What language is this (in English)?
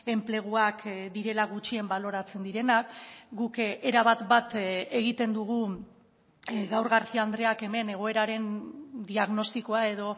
Basque